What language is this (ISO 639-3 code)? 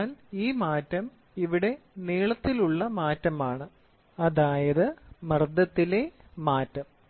mal